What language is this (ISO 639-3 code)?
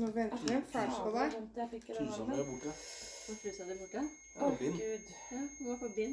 dan